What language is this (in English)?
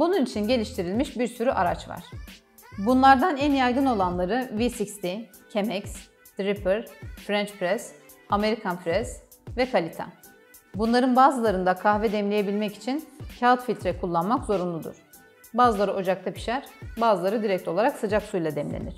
Turkish